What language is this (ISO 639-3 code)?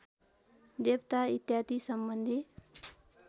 nep